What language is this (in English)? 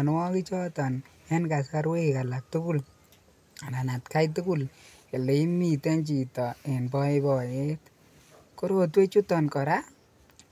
Kalenjin